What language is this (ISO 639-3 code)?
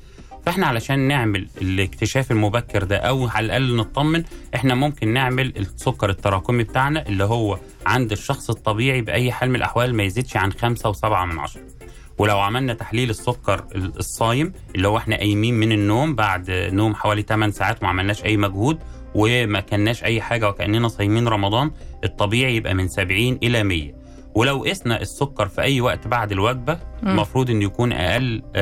ara